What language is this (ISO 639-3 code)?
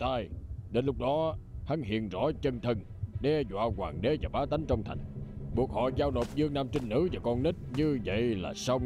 vie